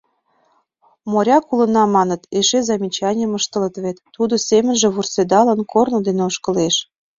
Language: Mari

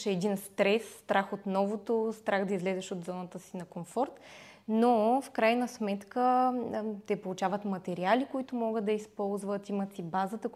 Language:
Bulgarian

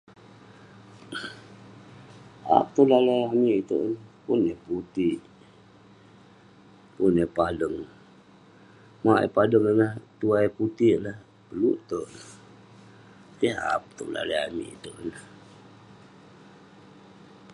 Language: Western Penan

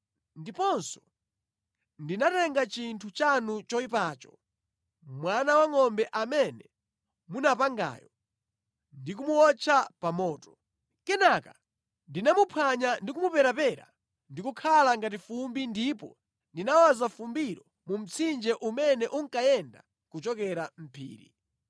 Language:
Nyanja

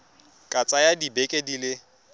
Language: Tswana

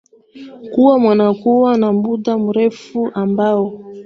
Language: Swahili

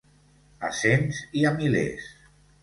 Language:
Catalan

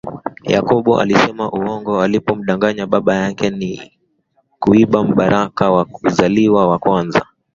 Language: Swahili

